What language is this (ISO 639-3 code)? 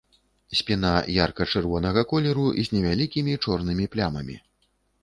bel